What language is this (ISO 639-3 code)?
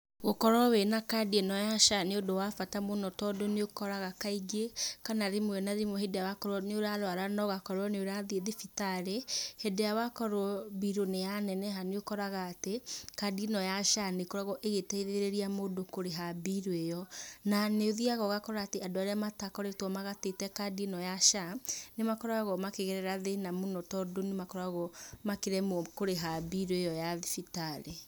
kik